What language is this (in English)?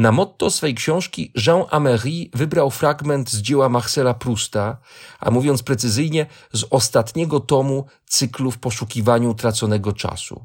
Polish